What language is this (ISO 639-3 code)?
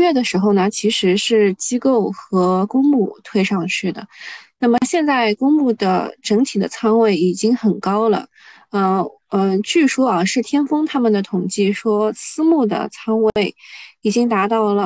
zho